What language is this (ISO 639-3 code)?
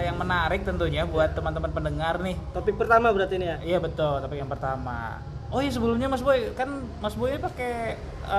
ind